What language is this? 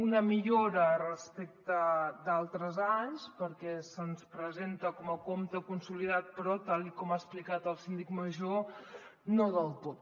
Catalan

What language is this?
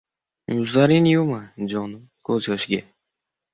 Uzbek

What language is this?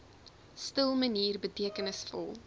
Afrikaans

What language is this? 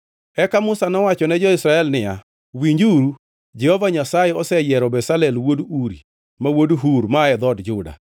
Luo (Kenya and Tanzania)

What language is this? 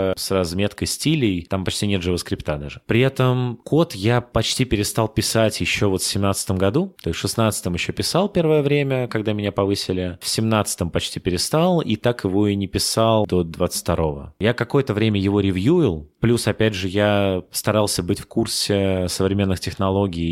Russian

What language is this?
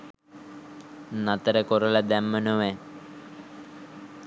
Sinhala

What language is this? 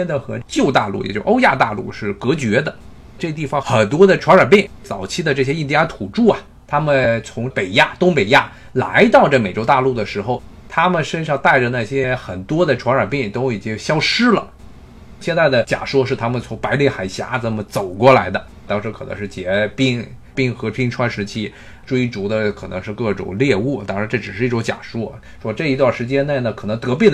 Chinese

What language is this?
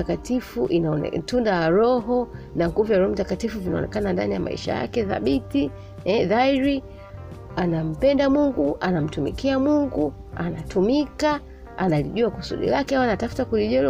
Swahili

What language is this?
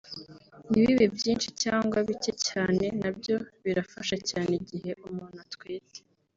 Kinyarwanda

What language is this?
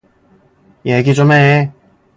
Korean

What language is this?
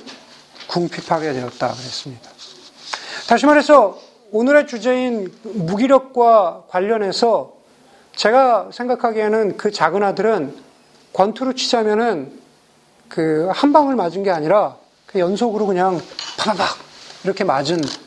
Korean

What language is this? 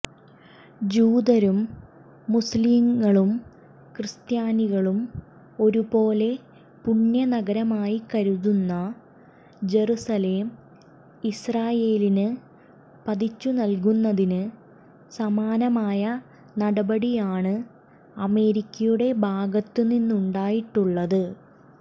Malayalam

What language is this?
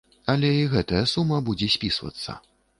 Belarusian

